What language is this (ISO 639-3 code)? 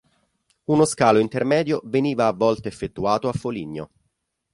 ita